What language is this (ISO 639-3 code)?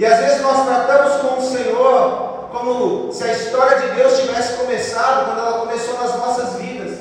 por